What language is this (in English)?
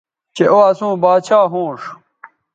Bateri